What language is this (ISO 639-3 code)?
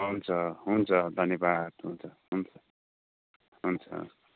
nep